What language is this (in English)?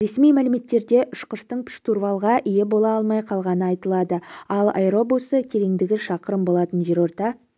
Kazakh